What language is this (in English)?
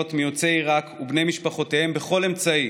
Hebrew